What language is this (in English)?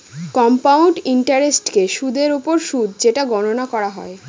Bangla